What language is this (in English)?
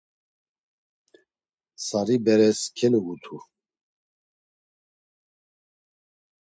Laz